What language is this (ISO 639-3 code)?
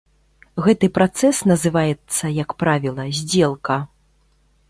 bel